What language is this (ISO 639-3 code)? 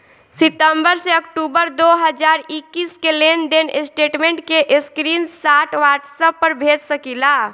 bho